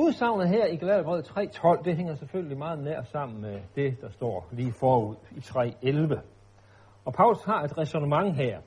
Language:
Danish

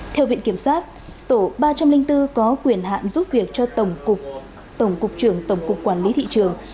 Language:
Vietnamese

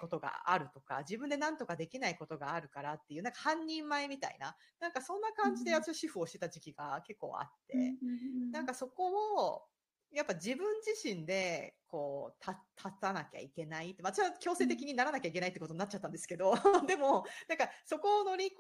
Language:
Japanese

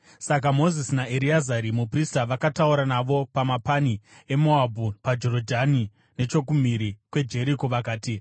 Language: Shona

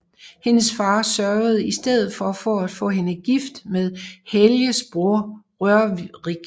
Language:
Danish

